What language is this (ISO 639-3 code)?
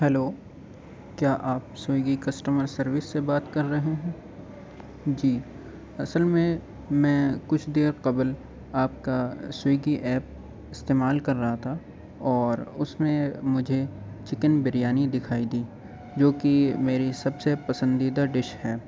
urd